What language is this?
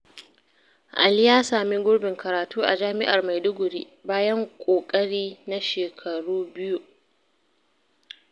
Hausa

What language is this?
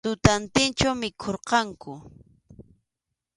Arequipa-La Unión Quechua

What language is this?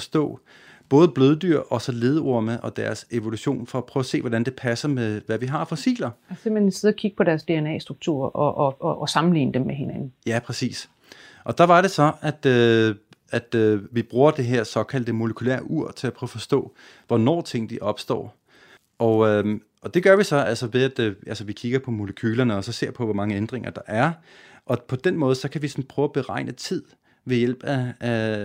Danish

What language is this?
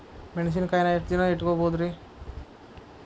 Kannada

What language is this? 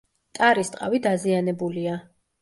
Georgian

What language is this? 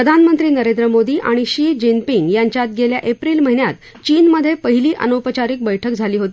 Marathi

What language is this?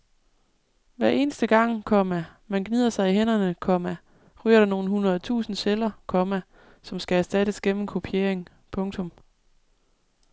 Danish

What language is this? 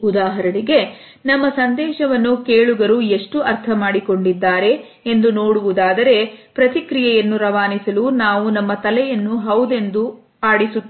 Kannada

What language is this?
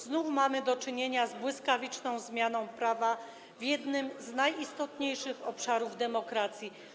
Polish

